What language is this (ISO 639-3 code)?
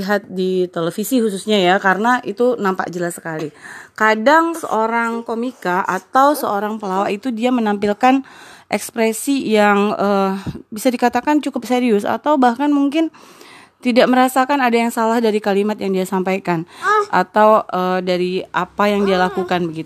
ind